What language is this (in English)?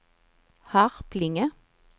Swedish